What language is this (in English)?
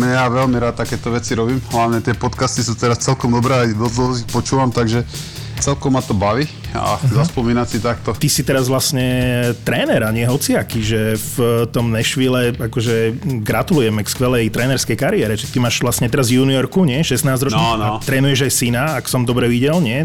Slovak